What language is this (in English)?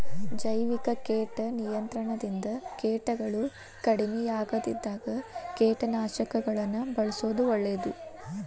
Kannada